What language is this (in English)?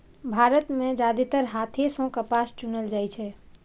Maithili